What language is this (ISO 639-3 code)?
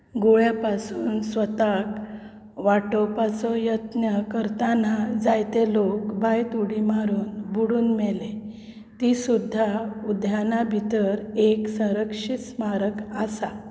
kok